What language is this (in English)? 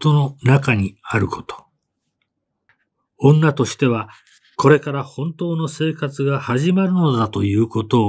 Japanese